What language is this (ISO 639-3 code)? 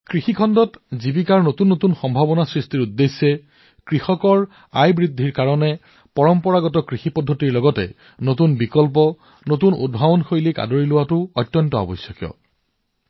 asm